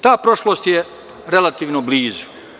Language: Serbian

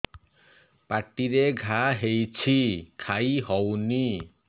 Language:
Odia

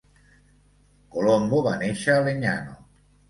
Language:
Catalan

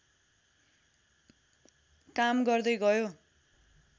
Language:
Nepali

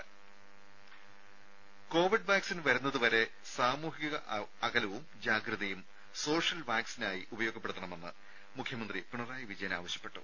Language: Malayalam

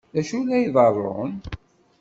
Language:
Kabyle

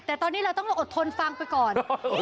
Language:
Thai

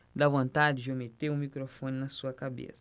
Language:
Portuguese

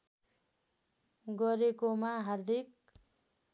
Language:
Nepali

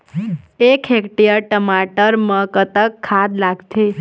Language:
Chhattisgarhi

